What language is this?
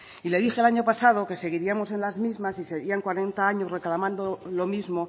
Spanish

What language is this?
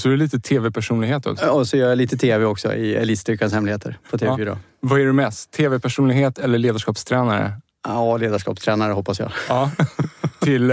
Swedish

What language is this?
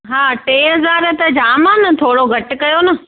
Sindhi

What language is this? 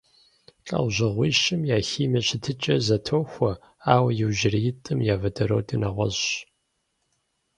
Kabardian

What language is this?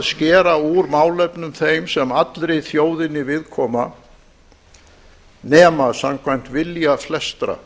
Icelandic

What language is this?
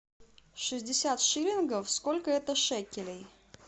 Russian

